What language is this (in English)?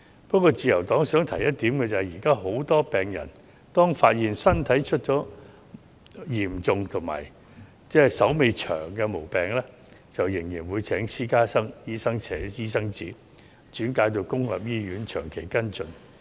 Cantonese